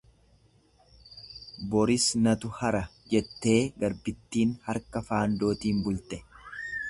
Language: Oromo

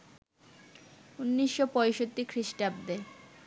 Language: Bangla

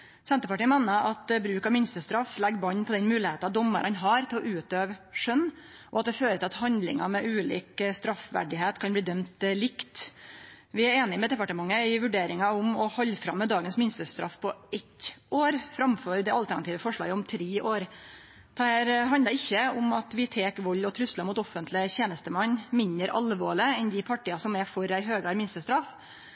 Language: Norwegian Nynorsk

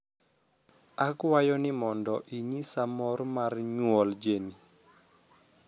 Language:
Luo (Kenya and Tanzania)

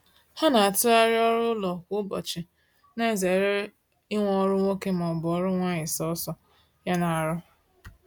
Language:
Igbo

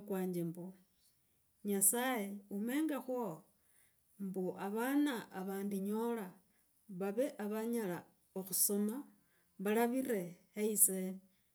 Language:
Logooli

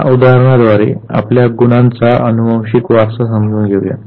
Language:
Marathi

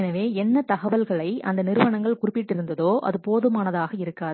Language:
Tamil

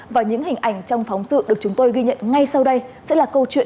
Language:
Vietnamese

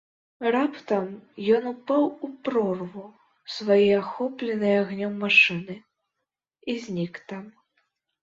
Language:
Belarusian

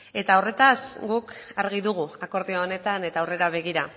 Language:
Basque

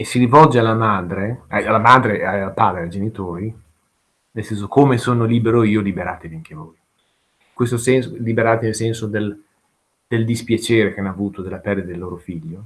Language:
Italian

